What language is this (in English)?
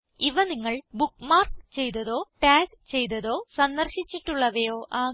Malayalam